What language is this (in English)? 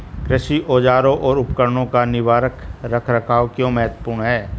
Hindi